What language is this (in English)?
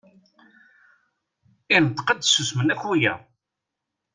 Kabyle